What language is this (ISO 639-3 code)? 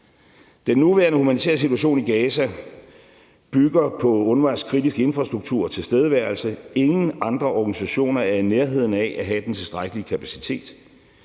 dan